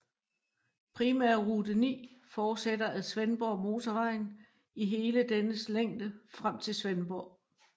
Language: Danish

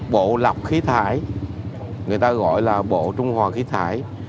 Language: Vietnamese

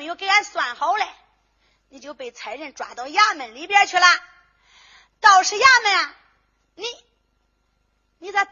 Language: Chinese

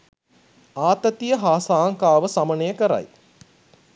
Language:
Sinhala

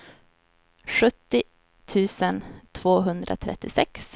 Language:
Swedish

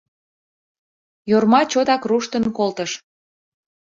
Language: Mari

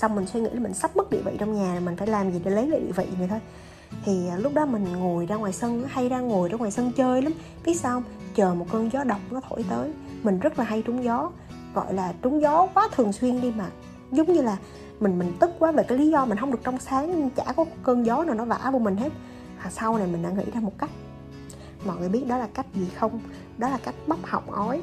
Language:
Vietnamese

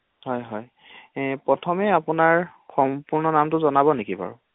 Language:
Assamese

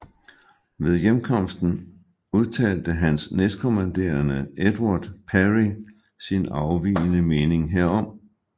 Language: Danish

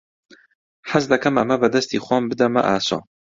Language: Central Kurdish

